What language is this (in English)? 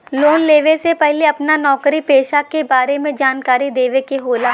Bhojpuri